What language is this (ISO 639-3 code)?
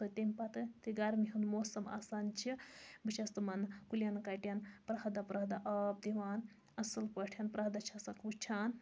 kas